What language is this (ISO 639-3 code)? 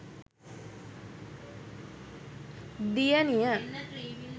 sin